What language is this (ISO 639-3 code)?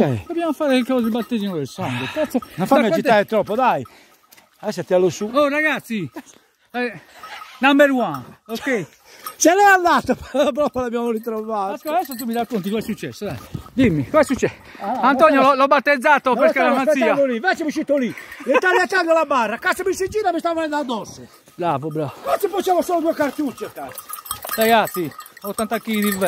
ita